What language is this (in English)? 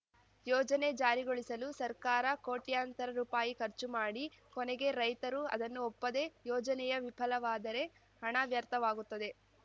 Kannada